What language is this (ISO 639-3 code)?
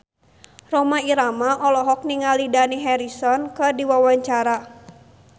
sun